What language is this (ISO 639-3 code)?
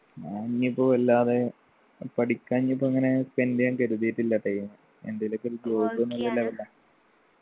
mal